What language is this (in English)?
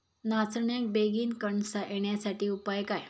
Marathi